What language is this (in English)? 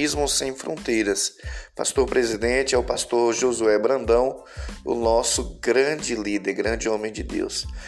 Portuguese